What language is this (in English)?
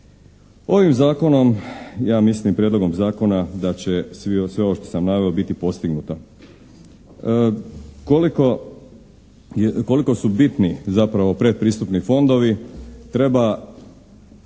Croatian